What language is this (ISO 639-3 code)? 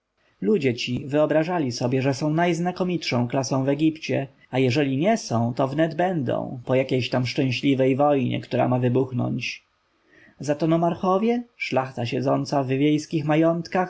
pol